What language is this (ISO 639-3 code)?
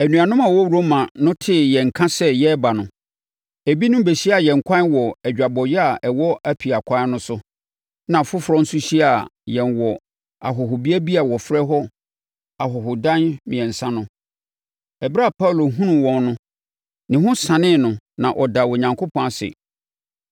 aka